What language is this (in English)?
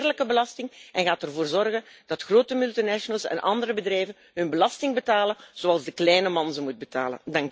Dutch